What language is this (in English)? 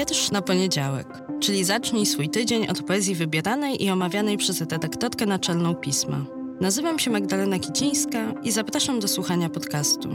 Polish